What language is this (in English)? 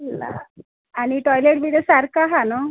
Konkani